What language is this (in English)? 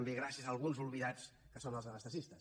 Catalan